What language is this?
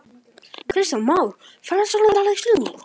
Icelandic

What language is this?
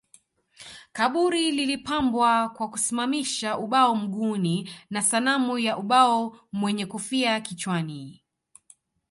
Swahili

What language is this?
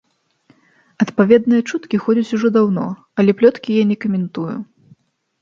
Belarusian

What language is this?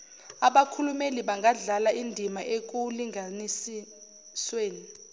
Zulu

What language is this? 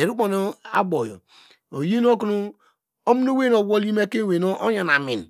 Degema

